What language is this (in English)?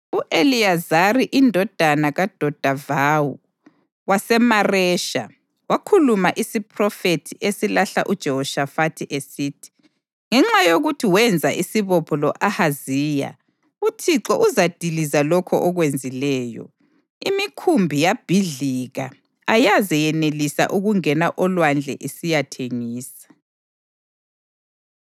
North Ndebele